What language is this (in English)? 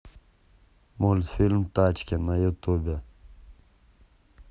Russian